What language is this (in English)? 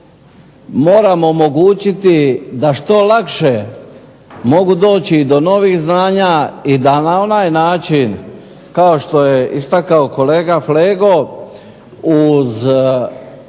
Croatian